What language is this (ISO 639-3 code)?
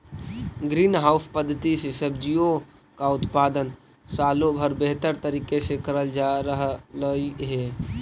mag